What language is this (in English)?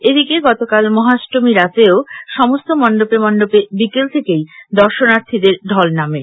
Bangla